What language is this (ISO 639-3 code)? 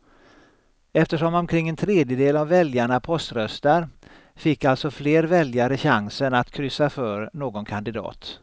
swe